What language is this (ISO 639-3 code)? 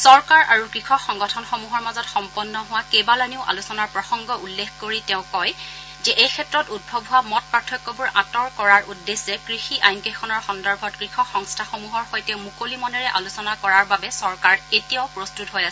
asm